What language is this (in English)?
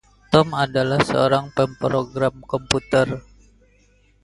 Indonesian